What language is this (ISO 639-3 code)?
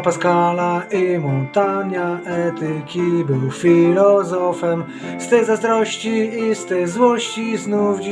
pol